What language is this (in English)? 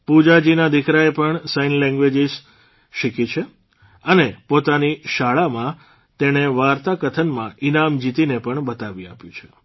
Gujarati